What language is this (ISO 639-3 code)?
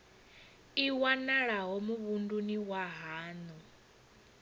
ven